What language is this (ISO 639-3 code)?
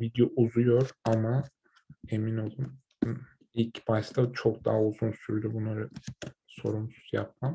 tur